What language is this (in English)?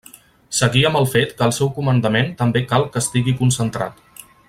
Catalan